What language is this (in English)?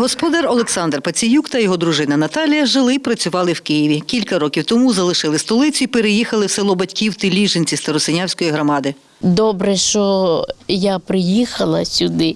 Ukrainian